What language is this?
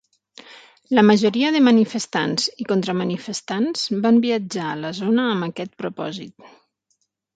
Catalan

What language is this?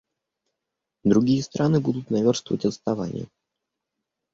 Russian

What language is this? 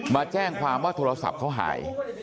Thai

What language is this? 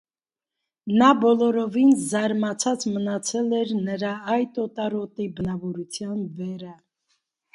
Armenian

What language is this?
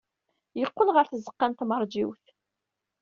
Kabyle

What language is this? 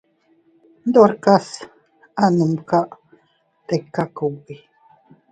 Teutila Cuicatec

